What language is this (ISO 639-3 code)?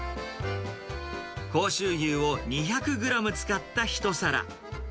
jpn